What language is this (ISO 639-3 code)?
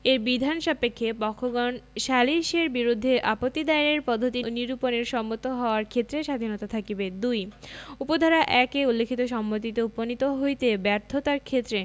ben